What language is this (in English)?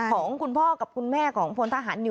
Thai